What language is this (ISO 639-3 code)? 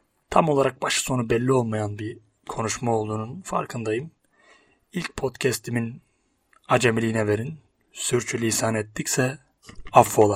tur